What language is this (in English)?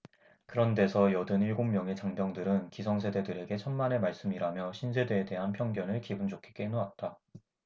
Korean